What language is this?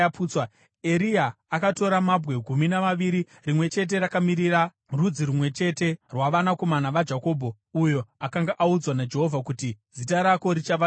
Shona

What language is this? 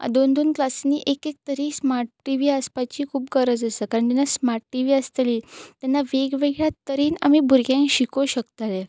Konkani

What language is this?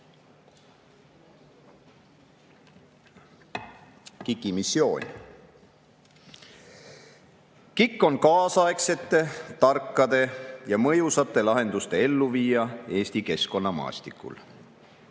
Estonian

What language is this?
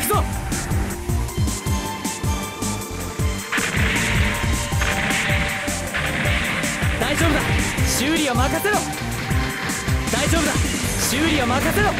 Japanese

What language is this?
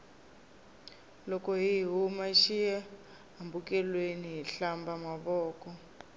Tsonga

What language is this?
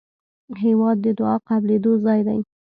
Pashto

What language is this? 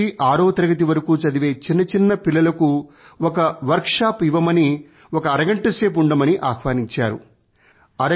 Telugu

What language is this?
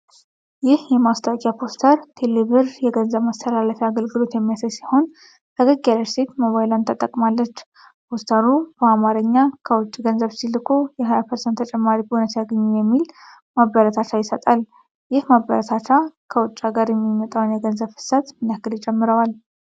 Amharic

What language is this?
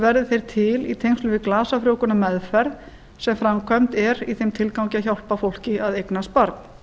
Icelandic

